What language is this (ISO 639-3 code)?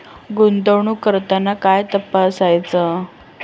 mar